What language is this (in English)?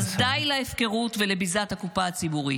Hebrew